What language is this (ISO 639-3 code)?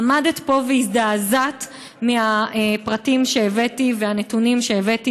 heb